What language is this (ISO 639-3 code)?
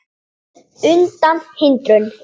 isl